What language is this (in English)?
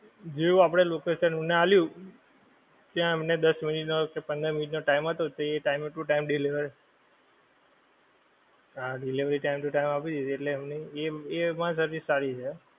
Gujarati